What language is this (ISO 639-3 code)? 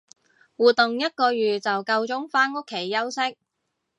yue